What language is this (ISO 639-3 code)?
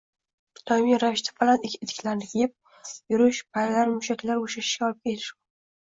uzb